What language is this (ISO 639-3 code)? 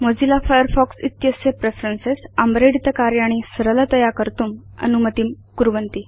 san